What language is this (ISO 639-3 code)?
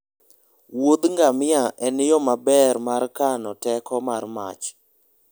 luo